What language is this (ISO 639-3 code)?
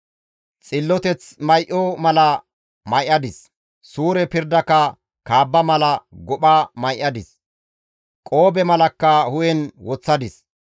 gmv